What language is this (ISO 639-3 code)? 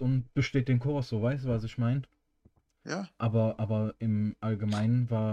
deu